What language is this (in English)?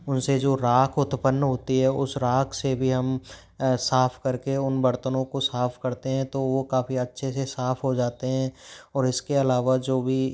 Hindi